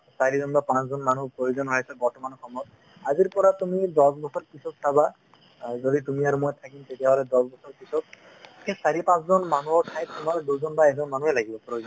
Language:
Assamese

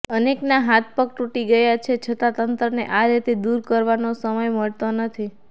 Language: Gujarati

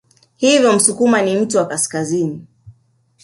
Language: Swahili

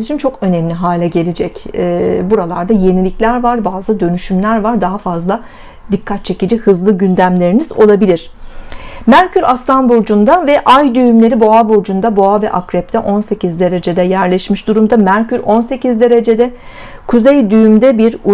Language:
Turkish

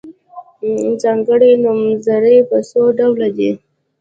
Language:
Pashto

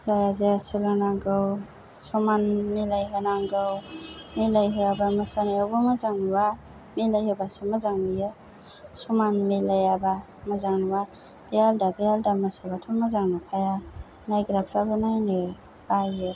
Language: Bodo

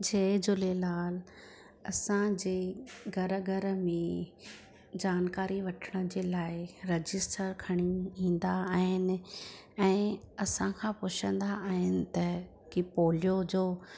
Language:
Sindhi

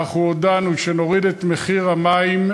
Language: Hebrew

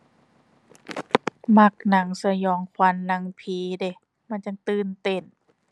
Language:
Thai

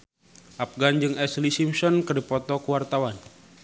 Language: Sundanese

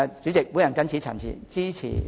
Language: Cantonese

